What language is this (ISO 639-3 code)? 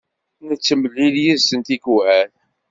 kab